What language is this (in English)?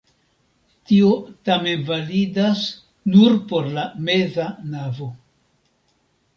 Esperanto